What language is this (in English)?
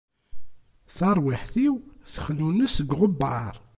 Kabyle